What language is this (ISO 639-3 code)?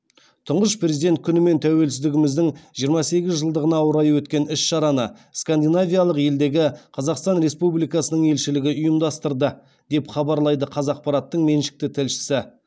kaz